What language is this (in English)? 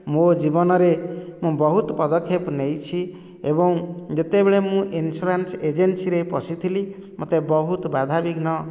Odia